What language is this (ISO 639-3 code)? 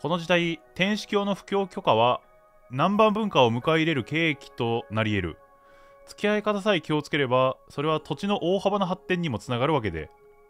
jpn